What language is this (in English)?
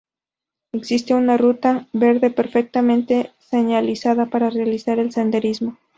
Spanish